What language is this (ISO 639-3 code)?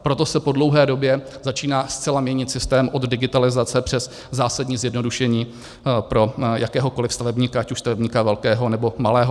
ces